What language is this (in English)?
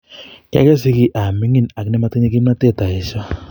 Kalenjin